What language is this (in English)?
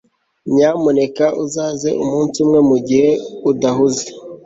Kinyarwanda